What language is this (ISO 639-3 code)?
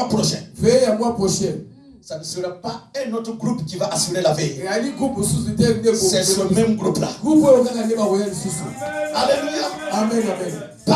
fra